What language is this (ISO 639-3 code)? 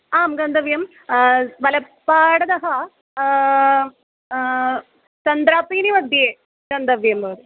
san